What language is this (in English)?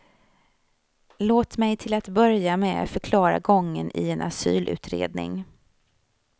Swedish